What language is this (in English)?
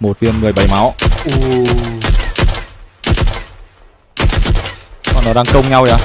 Vietnamese